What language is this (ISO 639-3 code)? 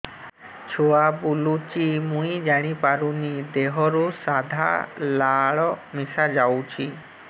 ori